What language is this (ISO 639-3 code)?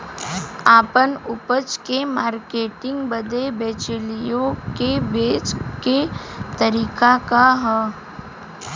bho